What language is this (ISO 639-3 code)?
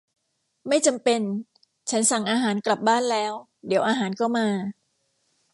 tha